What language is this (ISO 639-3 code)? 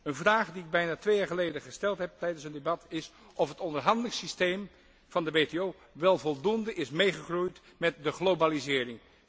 nld